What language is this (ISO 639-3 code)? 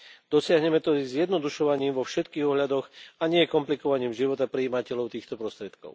slk